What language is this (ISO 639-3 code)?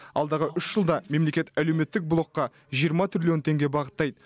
kaz